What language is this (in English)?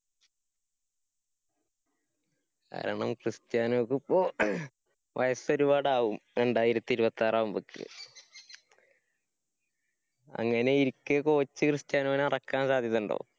Malayalam